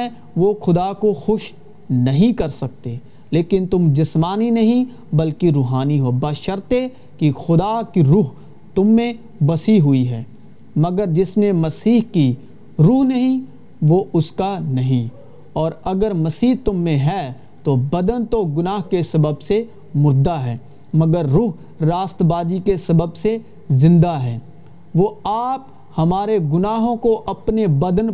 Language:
Urdu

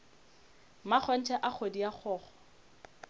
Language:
Northern Sotho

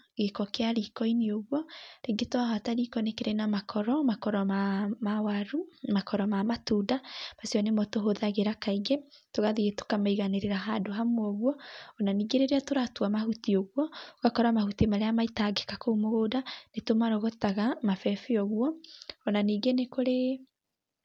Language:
Kikuyu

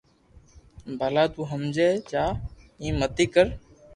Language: Loarki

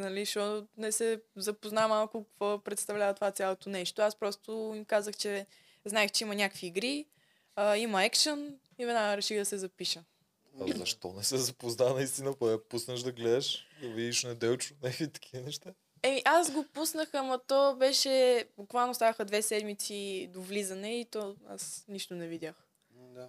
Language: Bulgarian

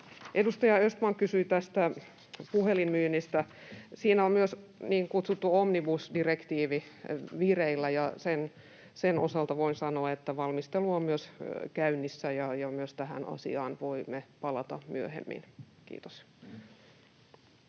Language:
Finnish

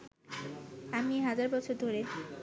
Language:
Bangla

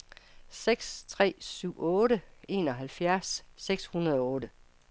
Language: Danish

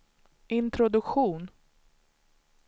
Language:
Swedish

